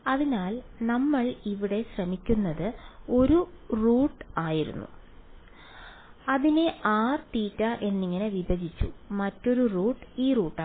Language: Malayalam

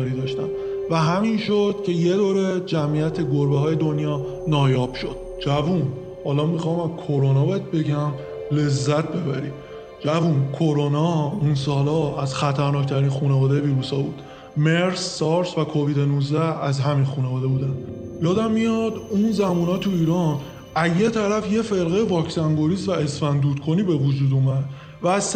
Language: Persian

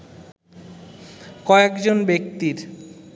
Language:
Bangla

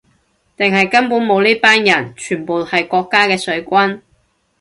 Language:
Cantonese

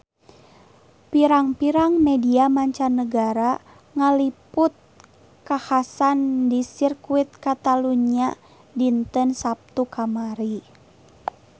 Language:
Sundanese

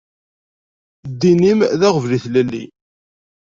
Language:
Kabyle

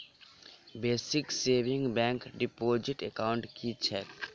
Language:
Maithili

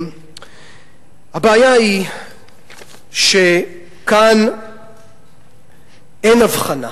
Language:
Hebrew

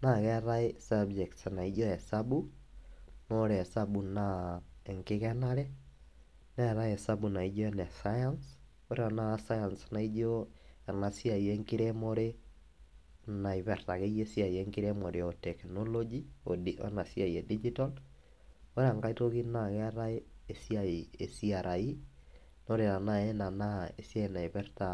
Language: Masai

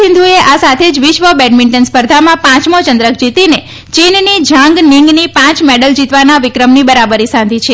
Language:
Gujarati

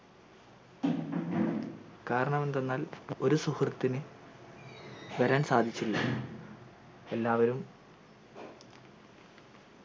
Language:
Malayalam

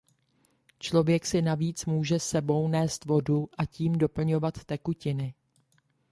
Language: Czech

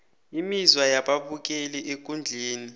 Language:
South Ndebele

